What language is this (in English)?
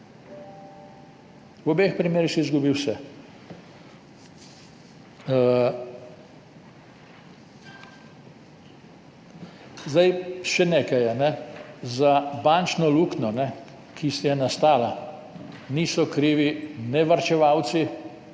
Slovenian